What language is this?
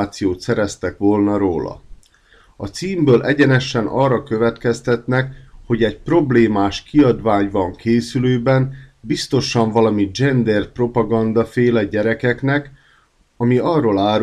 Hungarian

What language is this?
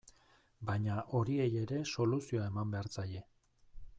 Basque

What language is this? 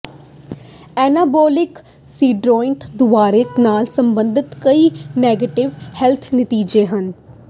Punjabi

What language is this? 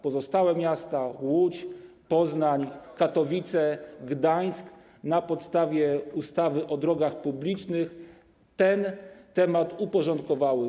Polish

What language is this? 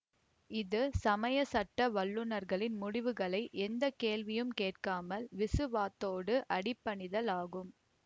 Tamil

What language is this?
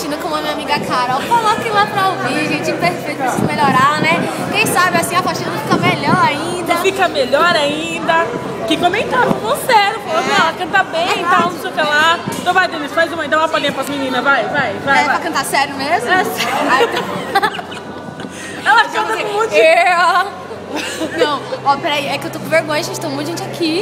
Portuguese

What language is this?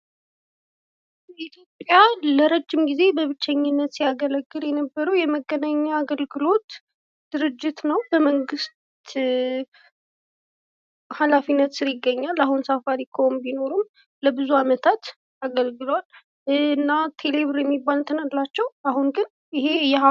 Amharic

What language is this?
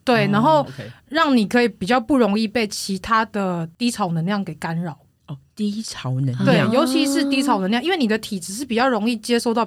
Chinese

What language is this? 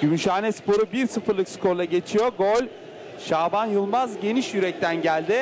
Turkish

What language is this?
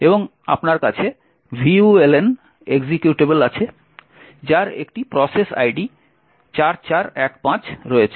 Bangla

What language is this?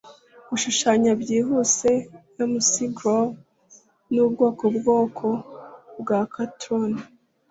Kinyarwanda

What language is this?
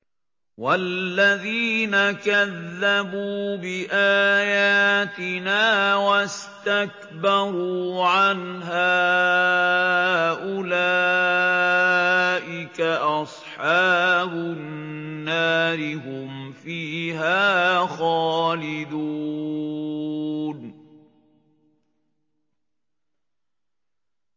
Arabic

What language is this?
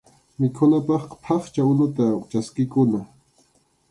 Arequipa-La Unión Quechua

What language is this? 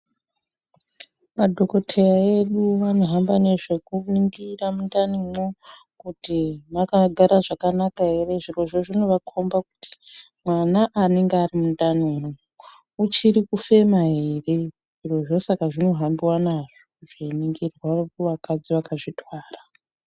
Ndau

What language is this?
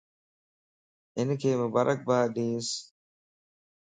Lasi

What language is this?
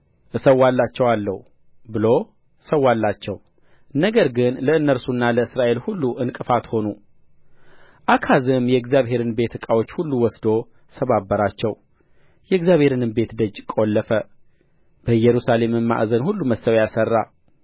Amharic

